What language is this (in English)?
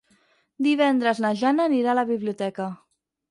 Catalan